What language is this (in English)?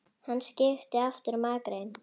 Icelandic